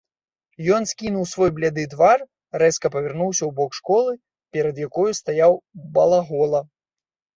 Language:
Belarusian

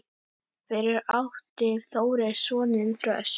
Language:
Icelandic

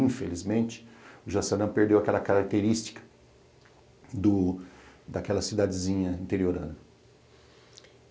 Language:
Portuguese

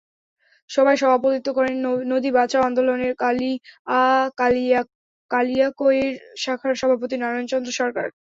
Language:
Bangla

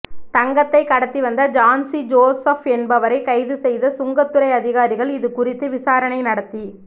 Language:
Tamil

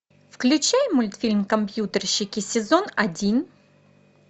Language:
Russian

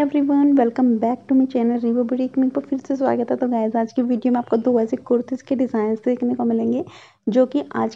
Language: Hindi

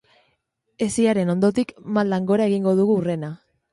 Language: Basque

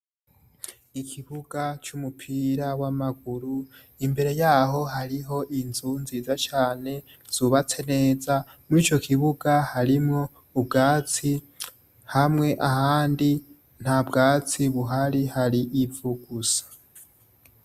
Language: Rundi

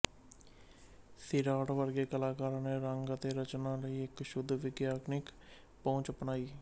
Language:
Punjabi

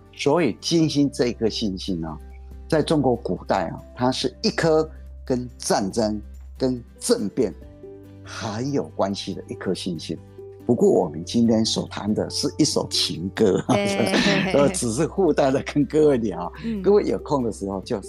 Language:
Chinese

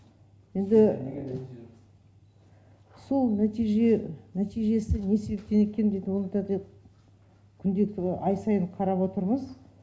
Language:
Kazakh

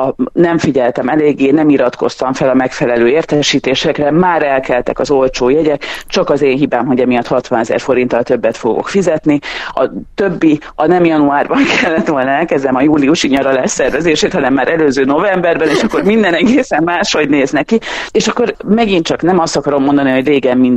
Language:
Hungarian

